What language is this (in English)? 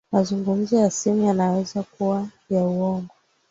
Swahili